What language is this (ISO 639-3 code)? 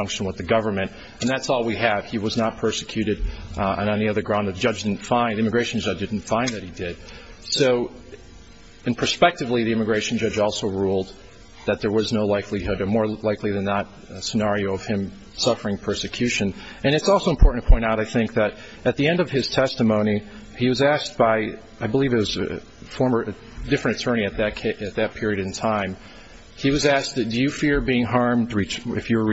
eng